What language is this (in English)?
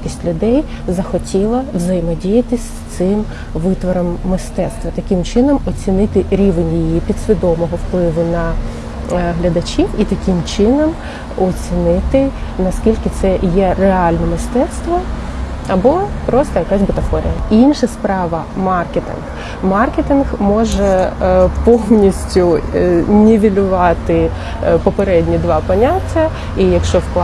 Ukrainian